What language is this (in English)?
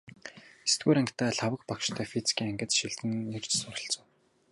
Mongolian